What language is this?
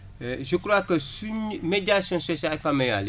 Wolof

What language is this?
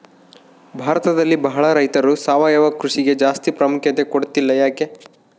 Kannada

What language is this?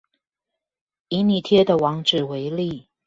Chinese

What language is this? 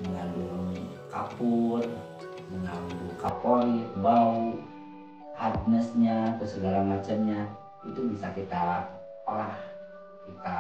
Indonesian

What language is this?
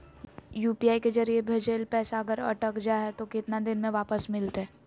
Magahi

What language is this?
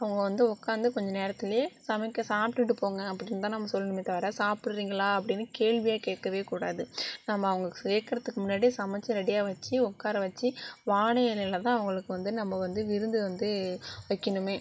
Tamil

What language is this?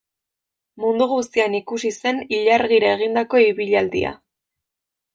Basque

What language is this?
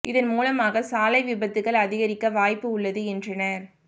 Tamil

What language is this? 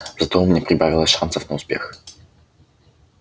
Russian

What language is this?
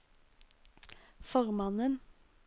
Norwegian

